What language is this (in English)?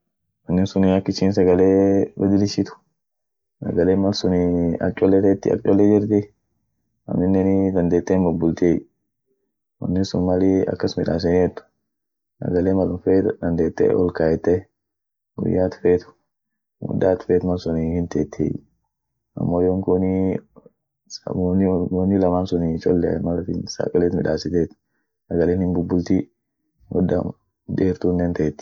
Orma